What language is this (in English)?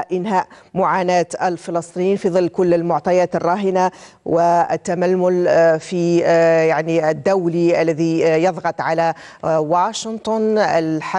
Arabic